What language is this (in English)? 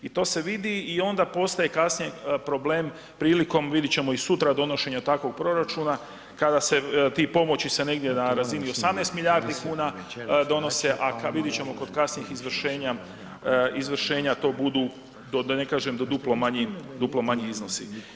Croatian